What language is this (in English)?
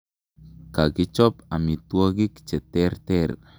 Kalenjin